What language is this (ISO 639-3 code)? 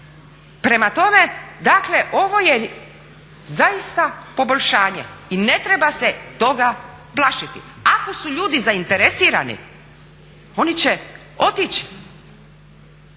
hrv